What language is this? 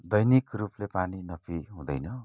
Nepali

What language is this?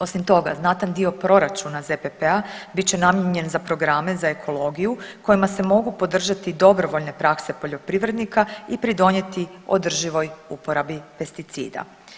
Croatian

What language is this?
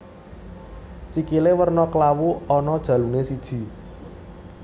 Javanese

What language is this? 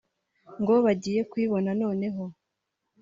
Kinyarwanda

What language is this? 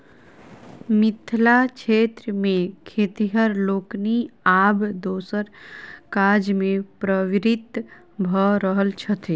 Maithili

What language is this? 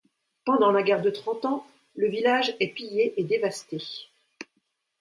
French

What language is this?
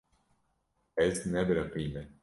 Kurdish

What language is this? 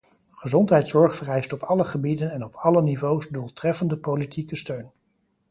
Dutch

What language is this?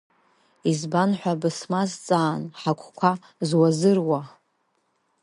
Abkhazian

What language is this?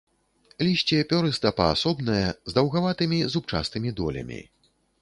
Belarusian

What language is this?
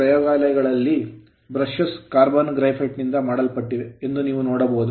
Kannada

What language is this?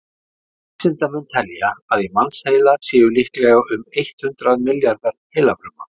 Icelandic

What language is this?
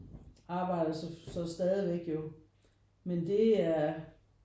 Danish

